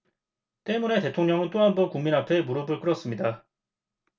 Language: Korean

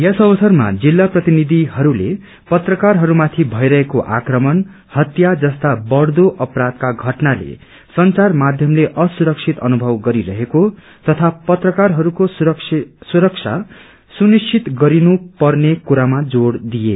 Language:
Nepali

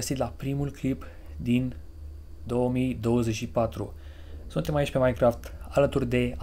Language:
Romanian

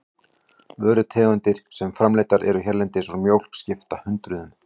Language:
Icelandic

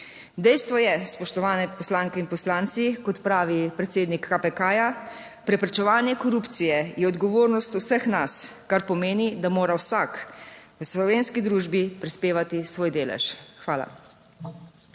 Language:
Slovenian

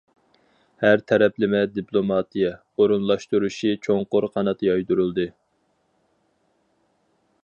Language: Uyghur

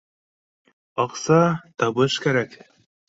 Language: Bashkir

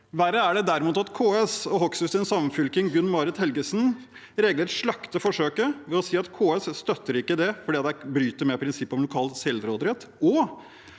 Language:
Norwegian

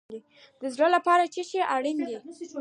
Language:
Pashto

